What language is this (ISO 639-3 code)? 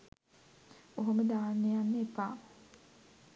sin